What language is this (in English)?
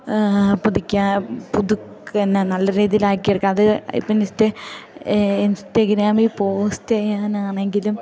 Malayalam